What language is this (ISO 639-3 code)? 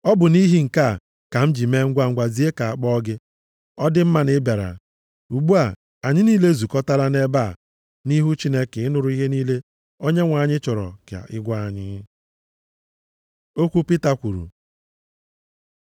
ibo